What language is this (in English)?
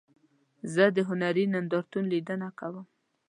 Pashto